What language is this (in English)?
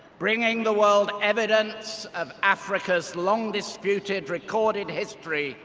English